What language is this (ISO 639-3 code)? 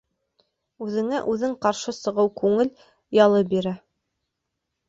bak